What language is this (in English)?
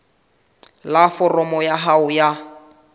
Southern Sotho